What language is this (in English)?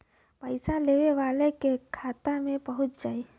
Bhojpuri